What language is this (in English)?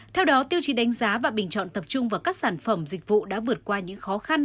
Vietnamese